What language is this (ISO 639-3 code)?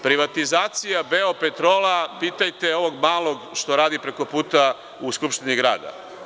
srp